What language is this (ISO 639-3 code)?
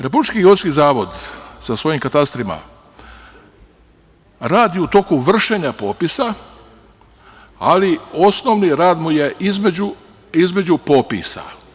srp